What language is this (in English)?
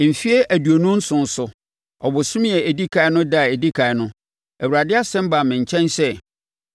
Akan